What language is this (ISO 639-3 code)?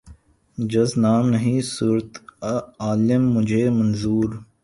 urd